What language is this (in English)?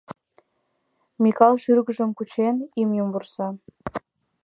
Mari